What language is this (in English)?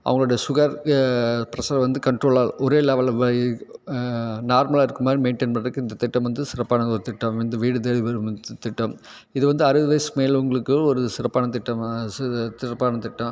Tamil